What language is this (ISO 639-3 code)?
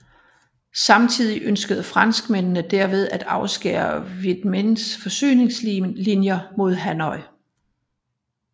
dan